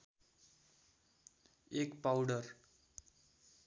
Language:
Nepali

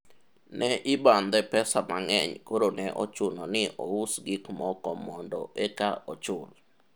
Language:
Luo (Kenya and Tanzania)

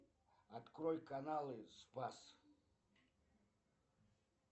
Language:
Russian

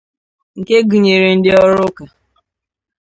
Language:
Igbo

